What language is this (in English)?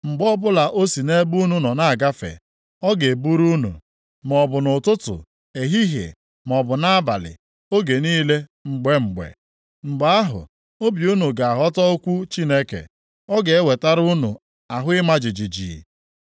Igbo